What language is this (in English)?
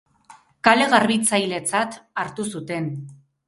Basque